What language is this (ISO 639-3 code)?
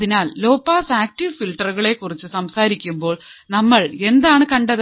mal